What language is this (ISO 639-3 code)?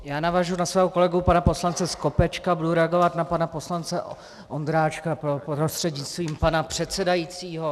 ces